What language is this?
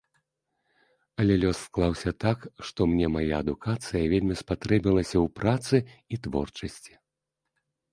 Belarusian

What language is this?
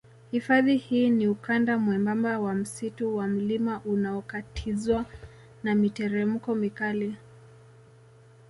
Swahili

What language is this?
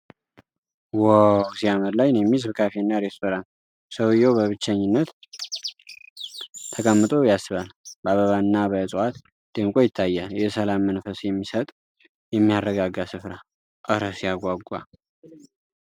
Amharic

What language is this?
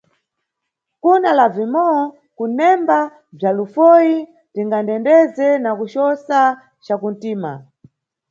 Nyungwe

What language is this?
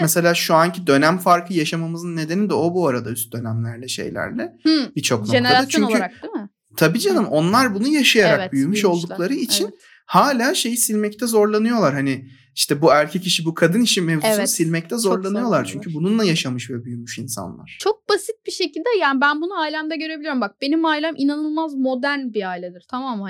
Turkish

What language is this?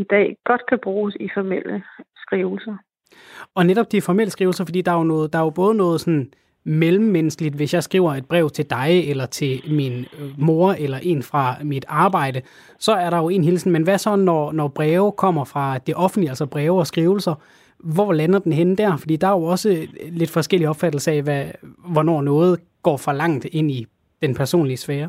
Danish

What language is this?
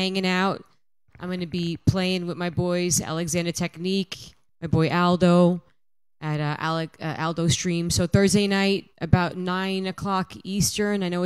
English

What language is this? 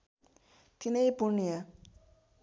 Nepali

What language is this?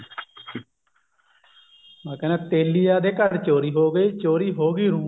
Punjabi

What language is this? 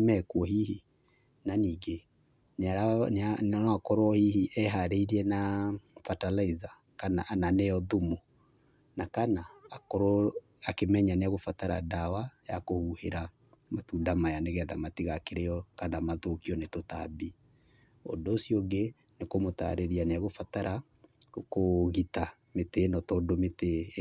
Kikuyu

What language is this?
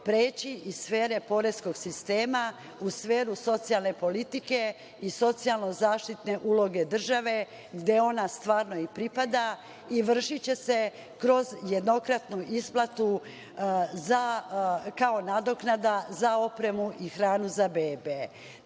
Serbian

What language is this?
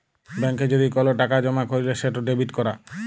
Bangla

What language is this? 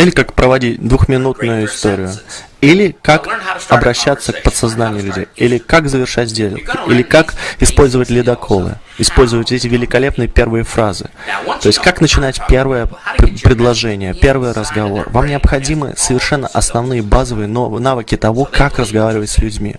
Russian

